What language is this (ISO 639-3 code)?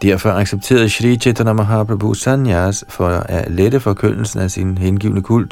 dan